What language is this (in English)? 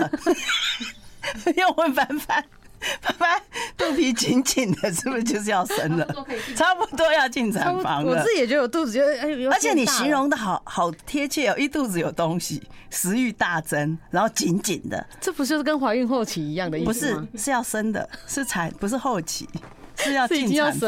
Chinese